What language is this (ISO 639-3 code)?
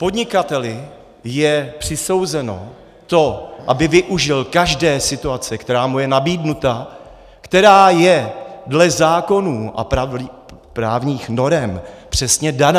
ces